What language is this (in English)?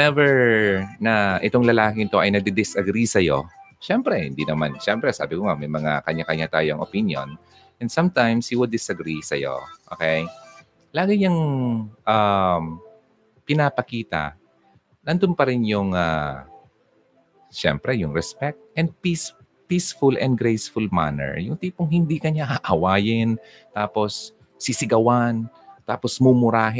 Filipino